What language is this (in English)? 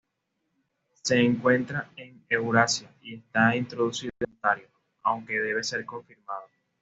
Spanish